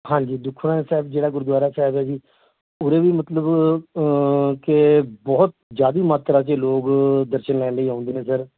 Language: Punjabi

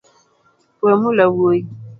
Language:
Luo (Kenya and Tanzania)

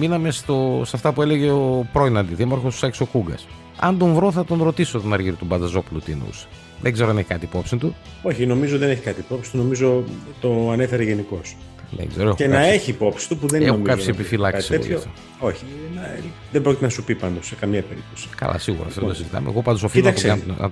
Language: Greek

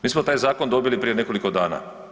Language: Croatian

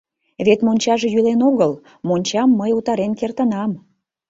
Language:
Mari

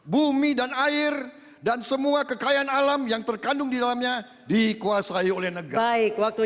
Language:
Indonesian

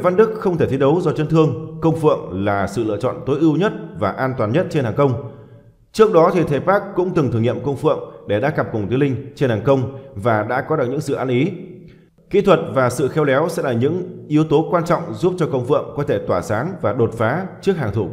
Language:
Vietnamese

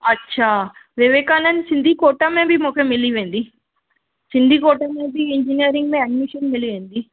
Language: Sindhi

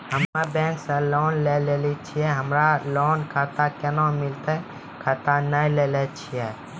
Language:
Maithili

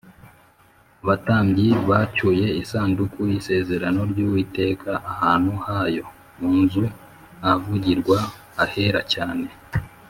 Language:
Kinyarwanda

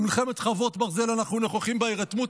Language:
Hebrew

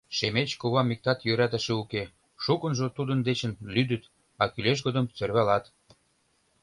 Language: Mari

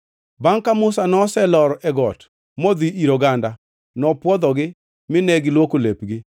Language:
Luo (Kenya and Tanzania)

